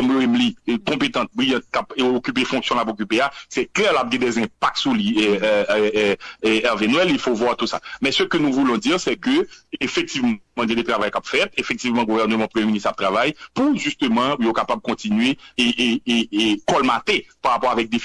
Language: French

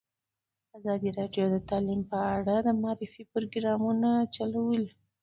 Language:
Pashto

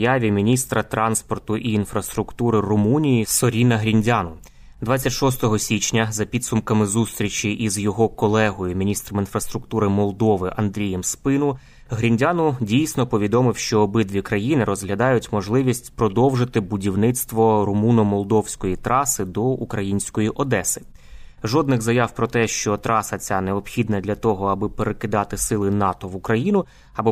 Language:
Ukrainian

